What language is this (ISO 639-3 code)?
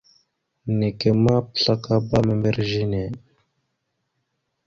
mxu